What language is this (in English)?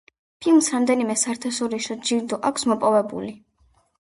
Georgian